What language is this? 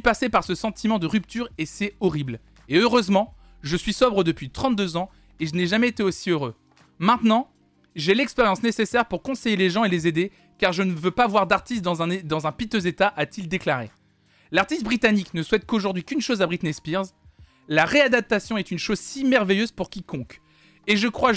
French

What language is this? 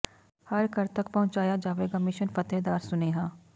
Punjabi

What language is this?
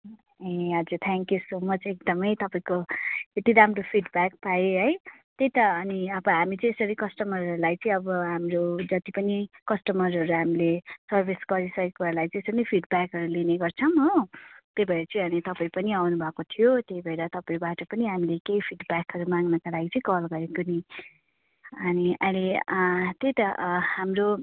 Nepali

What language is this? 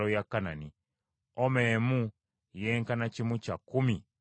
Ganda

